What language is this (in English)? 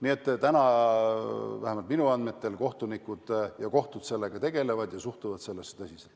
Estonian